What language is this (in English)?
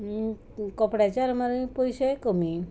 Konkani